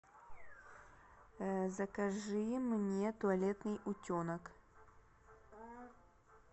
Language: Russian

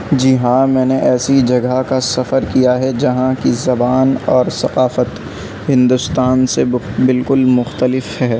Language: Urdu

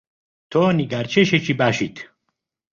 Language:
Central Kurdish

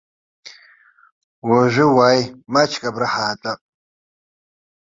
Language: Abkhazian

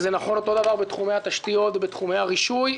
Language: Hebrew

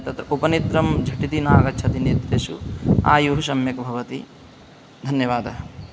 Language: Sanskrit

